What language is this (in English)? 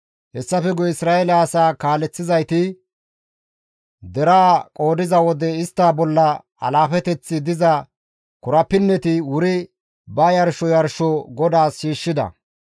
Gamo